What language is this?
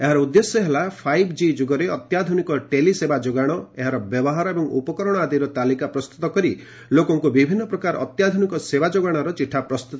Odia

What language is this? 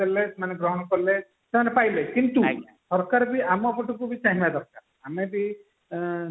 Odia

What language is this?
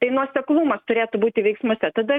Lithuanian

